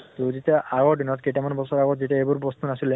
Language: Assamese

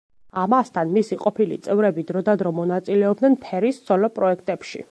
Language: Georgian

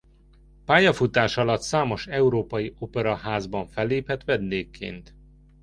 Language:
Hungarian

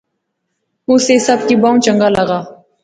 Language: Pahari-Potwari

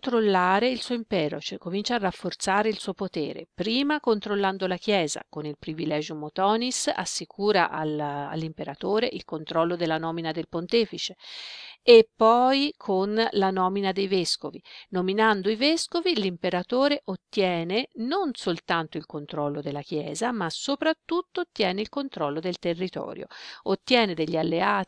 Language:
Italian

